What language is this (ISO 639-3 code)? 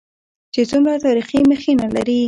pus